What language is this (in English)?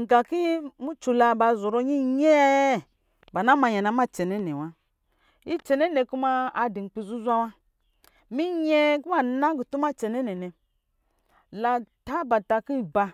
Lijili